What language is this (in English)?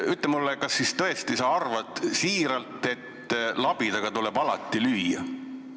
Estonian